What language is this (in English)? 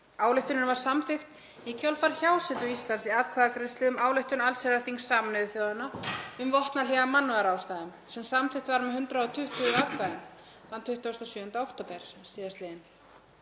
Icelandic